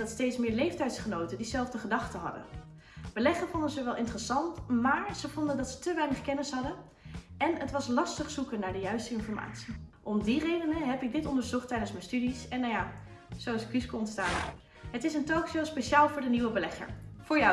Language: Dutch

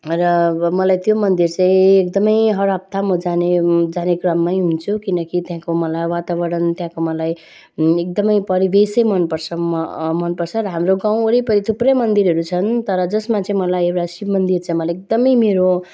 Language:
Nepali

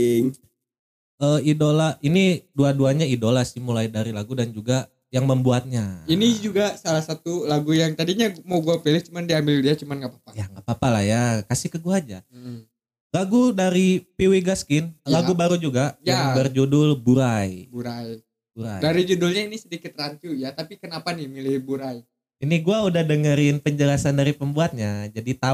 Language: Indonesian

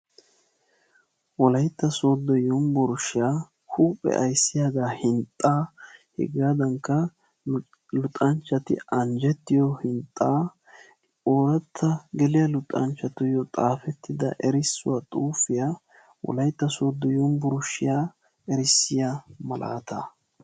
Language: Wolaytta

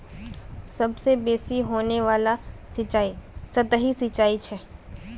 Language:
Magahi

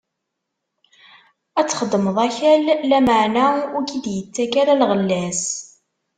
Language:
Kabyle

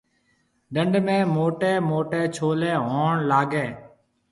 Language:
Marwari (Pakistan)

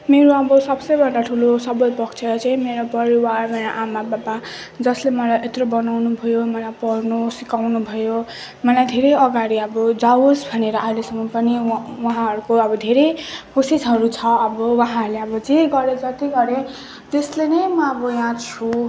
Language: Nepali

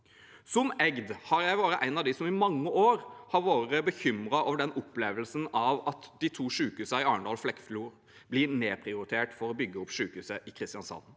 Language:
Norwegian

